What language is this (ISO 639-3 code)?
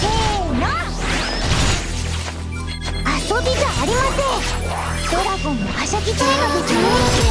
jpn